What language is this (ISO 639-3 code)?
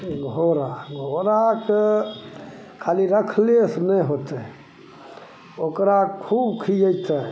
mai